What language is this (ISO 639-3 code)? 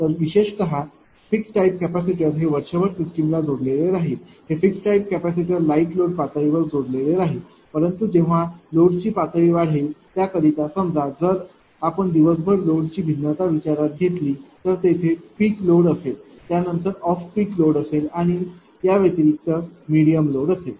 mar